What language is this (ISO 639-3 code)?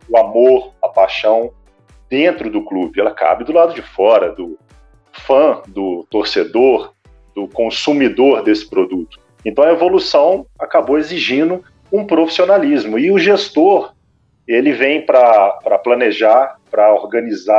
por